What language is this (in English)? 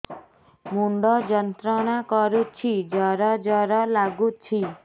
Odia